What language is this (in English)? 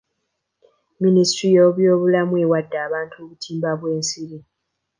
Ganda